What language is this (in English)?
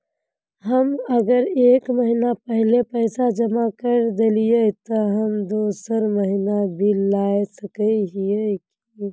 Magahi